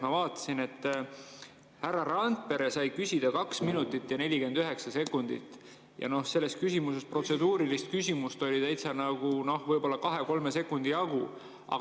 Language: Estonian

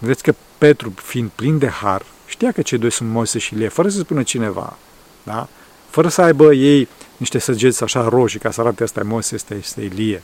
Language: Romanian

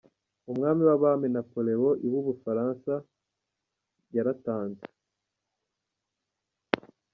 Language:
Kinyarwanda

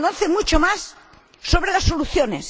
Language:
Spanish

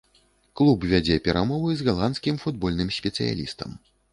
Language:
Belarusian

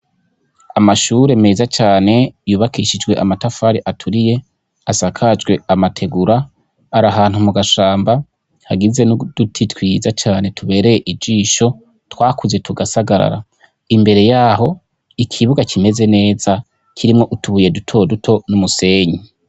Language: Rundi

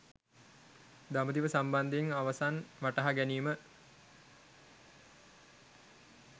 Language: Sinhala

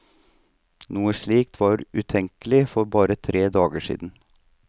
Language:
Norwegian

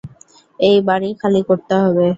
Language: Bangla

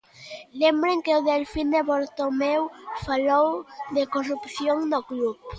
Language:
Galician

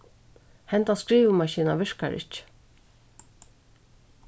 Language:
Faroese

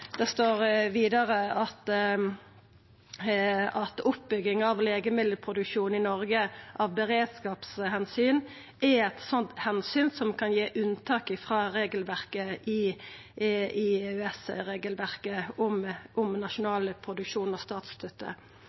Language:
Norwegian Nynorsk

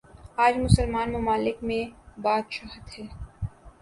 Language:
Urdu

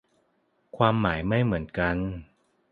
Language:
Thai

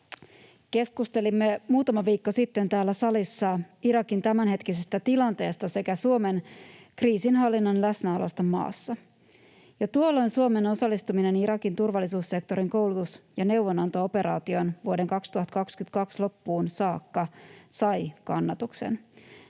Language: Finnish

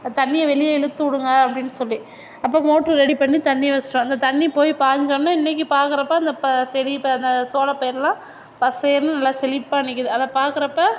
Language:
Tamil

